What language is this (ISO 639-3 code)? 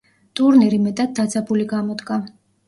kat